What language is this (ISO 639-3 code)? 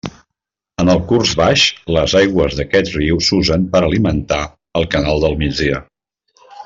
cat